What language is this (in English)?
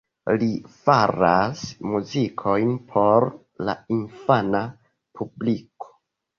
Esperanto